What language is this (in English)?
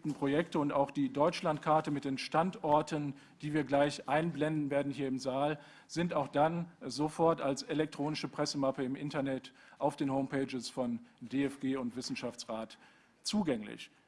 German